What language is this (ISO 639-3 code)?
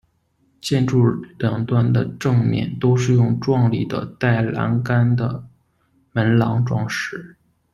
zho